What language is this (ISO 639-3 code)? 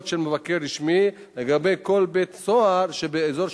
heb